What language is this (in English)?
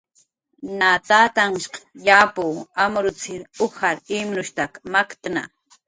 Jaqaru